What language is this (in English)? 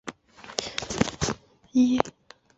Chinese